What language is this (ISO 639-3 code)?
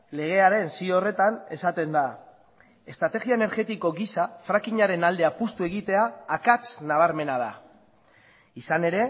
eus